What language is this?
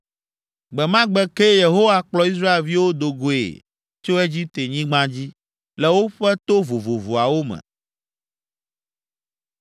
Ewe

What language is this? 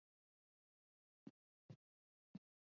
Chinese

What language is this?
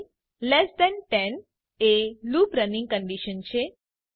Gujarati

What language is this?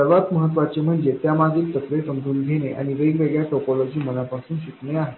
Marathi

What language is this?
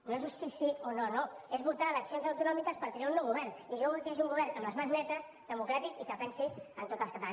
Catalan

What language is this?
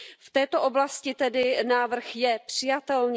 Czech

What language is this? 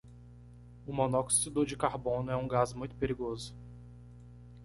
Portuguese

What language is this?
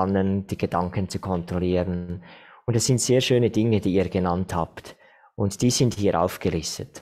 German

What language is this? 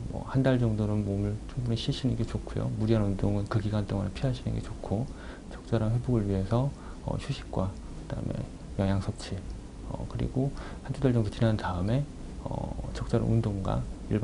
Korean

